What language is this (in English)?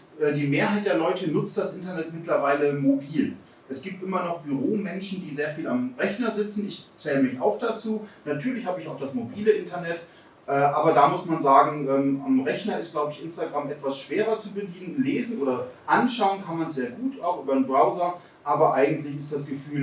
German